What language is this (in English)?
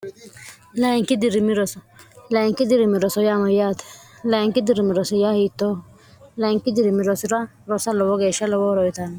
Sidamo